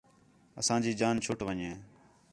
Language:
Khetrani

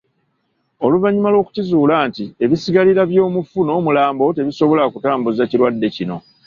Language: Ganda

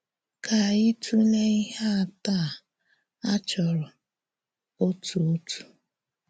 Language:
Igbo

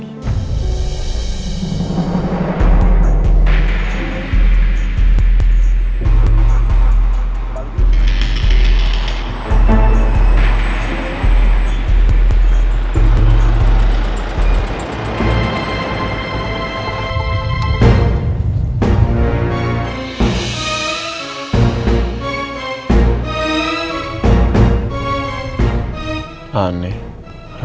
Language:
Indonesian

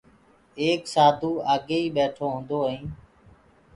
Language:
Gurgula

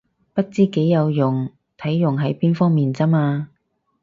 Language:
Cantonese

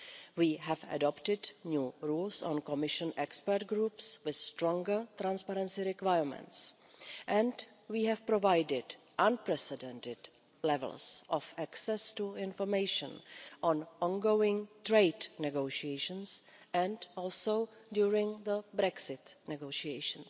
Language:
English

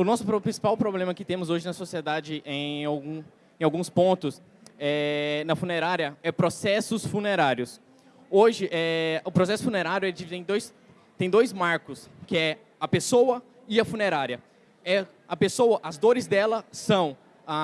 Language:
Portuguese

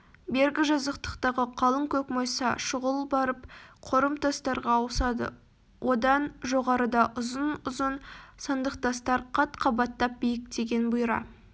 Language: Kazakh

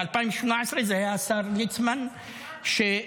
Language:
Hebrew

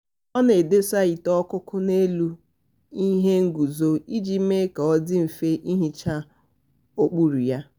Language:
Igbo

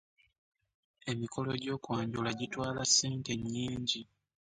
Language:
Ganda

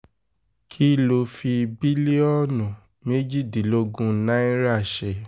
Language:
Yoruba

